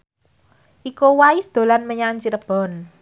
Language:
Javanese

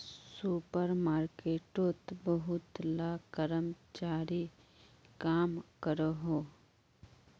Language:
Magahi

